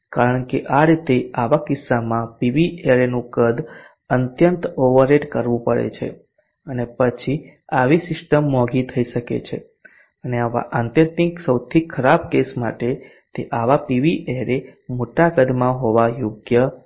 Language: Gujarati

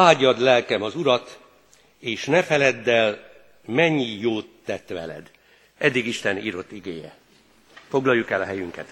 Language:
Hungarian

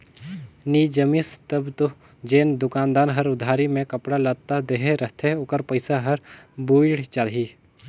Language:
Chhattisgarhi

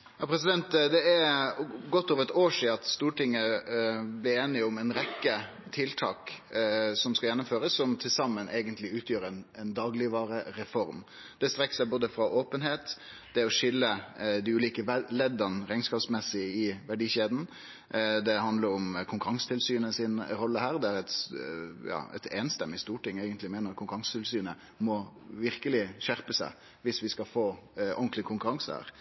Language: Norwegian Nynorsk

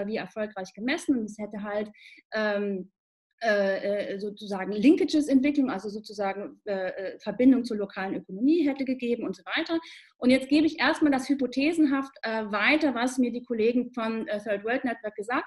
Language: German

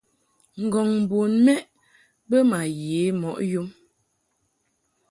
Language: Mungaka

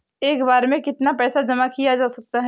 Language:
Hindi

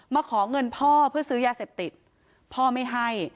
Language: Thai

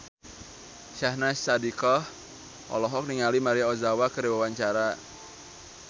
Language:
Sundanese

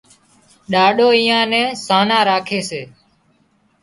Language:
Wadiyara Koli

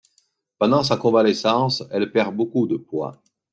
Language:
French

